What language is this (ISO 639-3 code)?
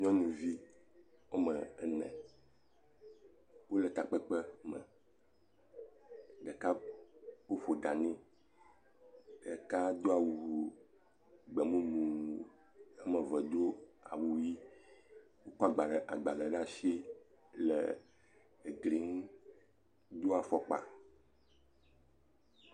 ewe